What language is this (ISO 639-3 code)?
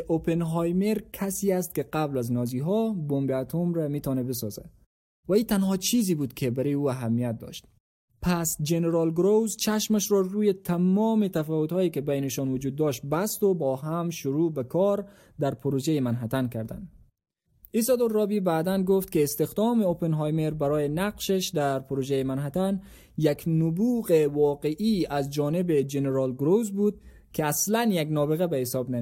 fas